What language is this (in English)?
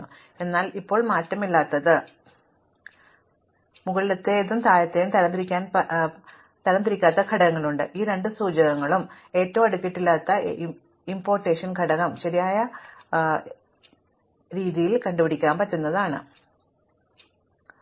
Malayalam